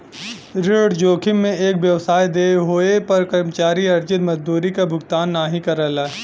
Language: Bhojpuri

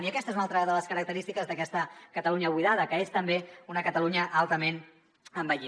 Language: Catalan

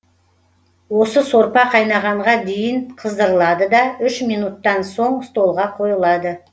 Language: Kazakh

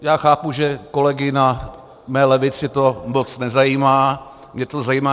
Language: Czech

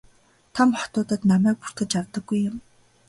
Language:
Mongolian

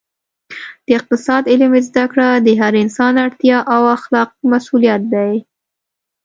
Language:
Pashto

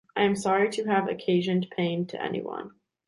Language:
English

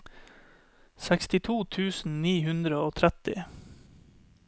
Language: Norwegian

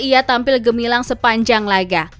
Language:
Indonesian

